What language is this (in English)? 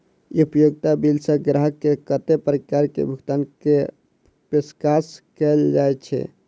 Maithili